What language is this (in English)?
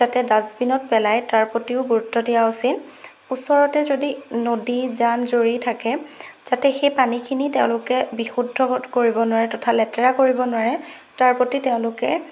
Assamese